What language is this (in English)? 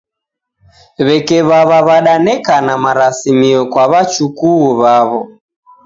Taita